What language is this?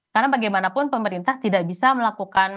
Indonesian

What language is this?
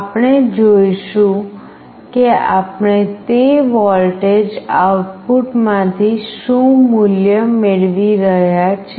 Gujarati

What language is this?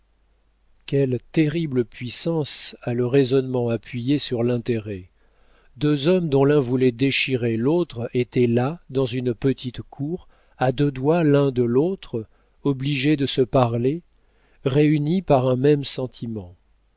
French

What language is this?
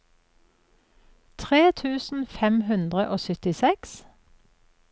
Norwegian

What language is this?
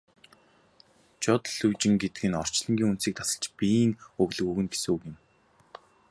Mongolian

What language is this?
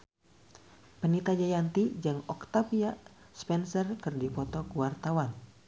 Sundanese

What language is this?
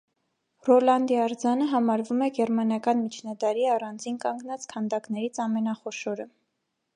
Armenian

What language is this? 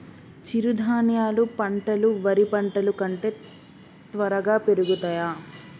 Telugu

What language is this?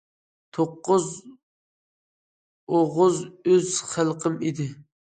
Uyghur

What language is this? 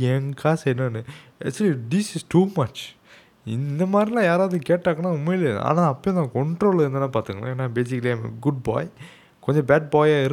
Tamil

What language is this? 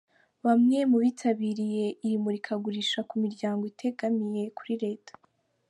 Kinyarwanda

